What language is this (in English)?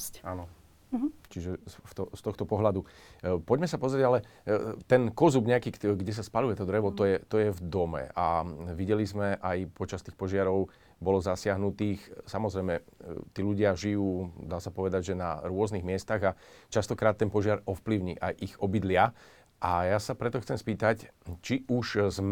Slovak